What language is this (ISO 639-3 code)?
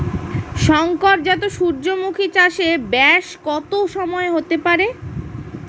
ben